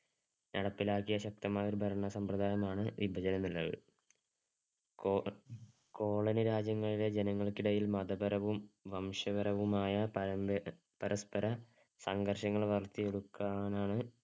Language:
Malayalam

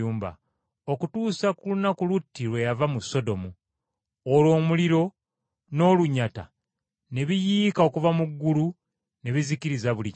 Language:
Ganda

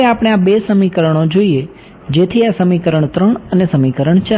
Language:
Gujarati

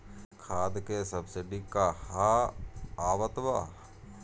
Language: Bhojpuri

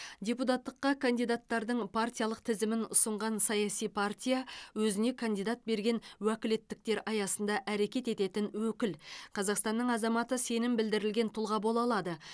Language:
Kazakh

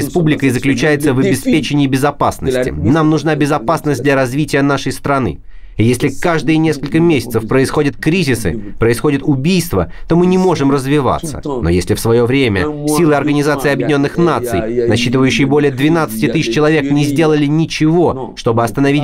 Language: Russian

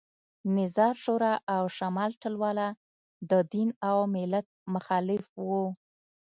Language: Pashto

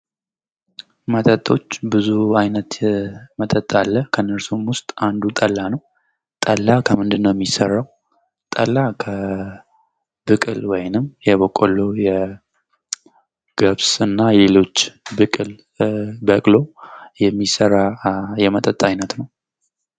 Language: Amharic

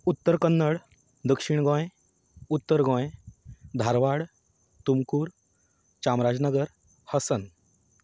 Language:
Konkani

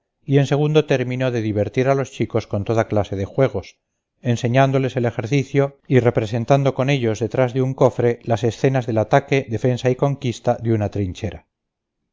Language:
Spanish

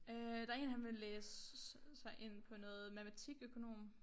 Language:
Danish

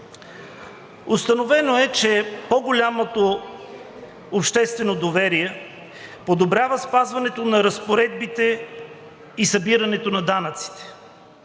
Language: Bulgarian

